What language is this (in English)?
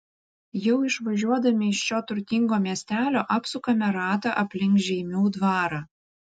Lithuanian